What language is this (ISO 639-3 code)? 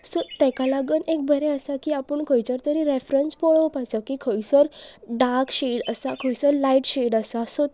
kok